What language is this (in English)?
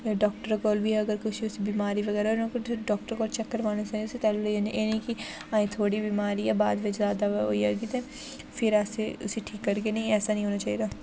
Dogri